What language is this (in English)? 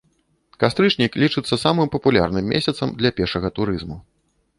Belarusian